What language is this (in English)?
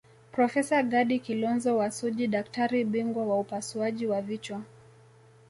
Swahili